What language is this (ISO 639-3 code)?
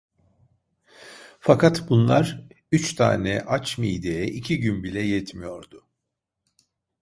tur